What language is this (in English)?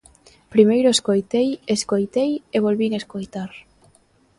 Galician